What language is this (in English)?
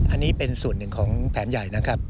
Thai